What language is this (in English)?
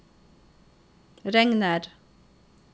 Norwegian